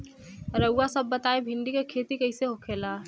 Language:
Bhojpuri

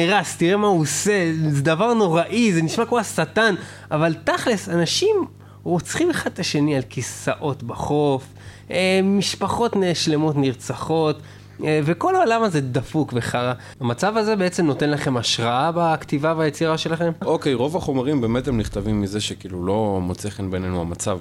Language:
Hebrew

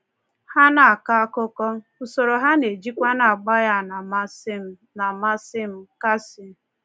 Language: Igbo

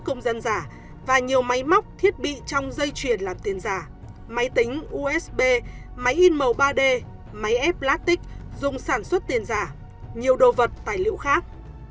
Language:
Vietnamese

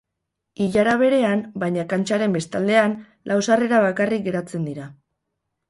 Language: Basque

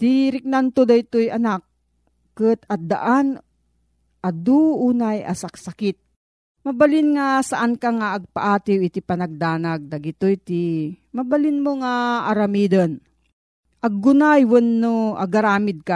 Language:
Filipino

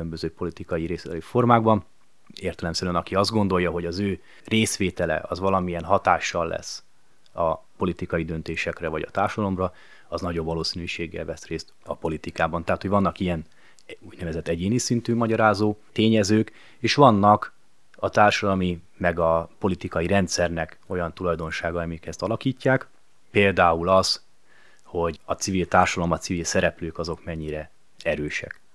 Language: Hungarian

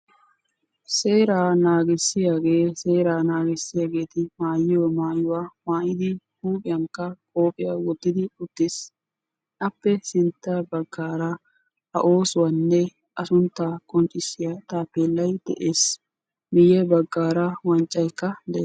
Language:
Wolaytta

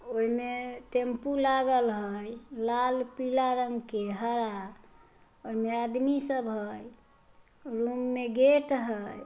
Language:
Magahi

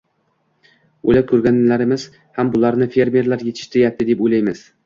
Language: Uzbek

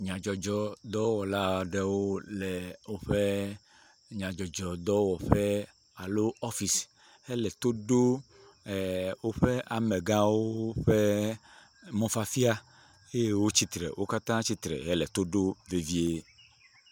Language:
Ewe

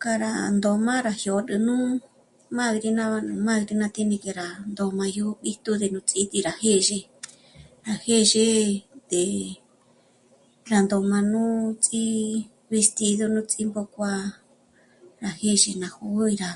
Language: Michoacán Mazahua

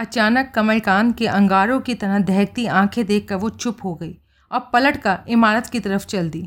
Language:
Hindi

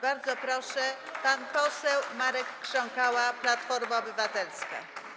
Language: Polish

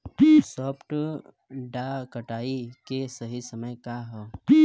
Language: Bhojpuri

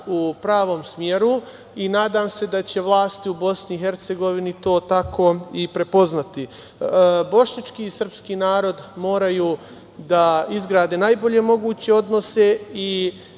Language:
Serbian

